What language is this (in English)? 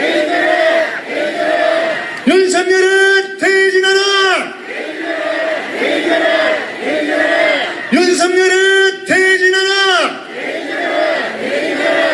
Korean